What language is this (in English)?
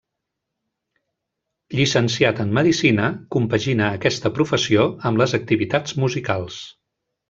Catalan